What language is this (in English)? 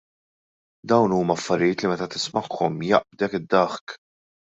Maltese